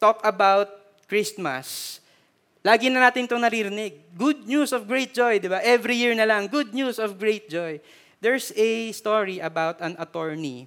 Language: Filipino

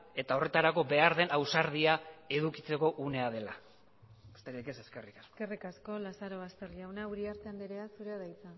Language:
Basque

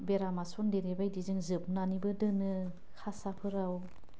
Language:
Bodo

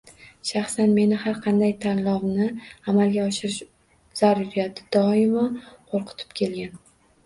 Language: Uzbek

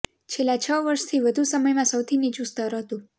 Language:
Gujarati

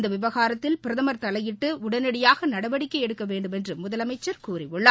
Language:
Tamil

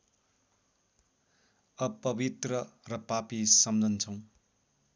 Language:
Nepali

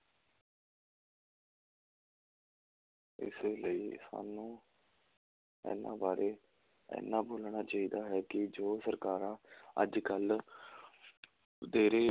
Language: Punjabi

